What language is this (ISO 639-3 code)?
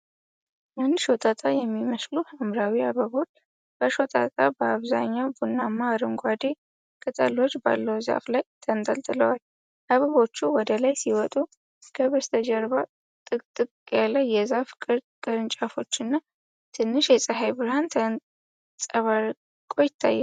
amh